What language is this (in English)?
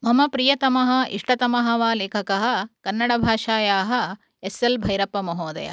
Sanskrit